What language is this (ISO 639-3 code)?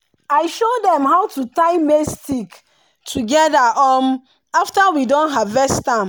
pcm